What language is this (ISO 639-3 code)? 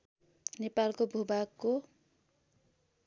nep